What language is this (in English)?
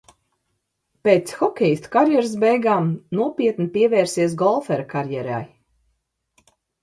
Latvian